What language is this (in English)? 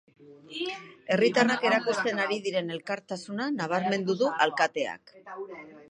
Basque